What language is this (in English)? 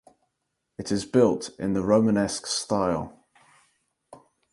English